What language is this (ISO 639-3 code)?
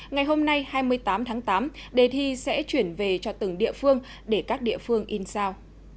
vie